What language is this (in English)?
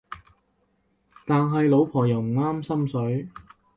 Cantonese